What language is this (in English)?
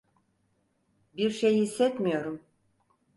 Turkish